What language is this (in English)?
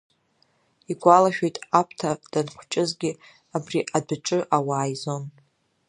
Abkhazian